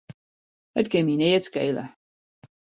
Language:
Western Frisian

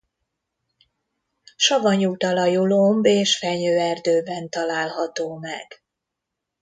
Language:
Hungarian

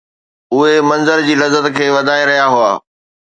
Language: Sindhi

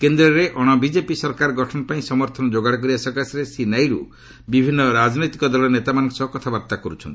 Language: Odia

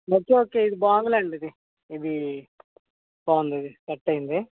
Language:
Telugu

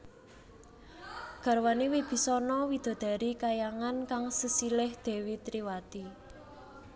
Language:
Javanese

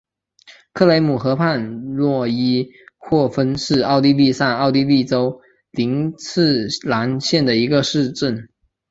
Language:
Chinese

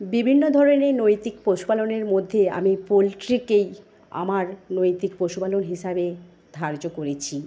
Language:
Bangla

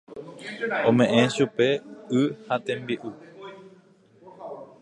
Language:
Guarani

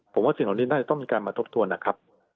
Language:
Thai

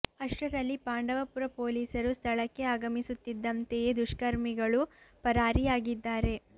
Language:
Kannada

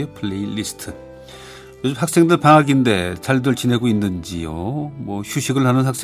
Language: Korean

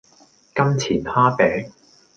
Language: Cantonese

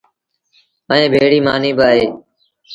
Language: Sindhi Bhil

